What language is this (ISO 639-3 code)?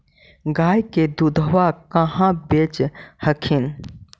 mag